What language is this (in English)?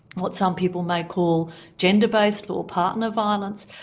English